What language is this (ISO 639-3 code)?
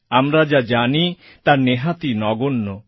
ben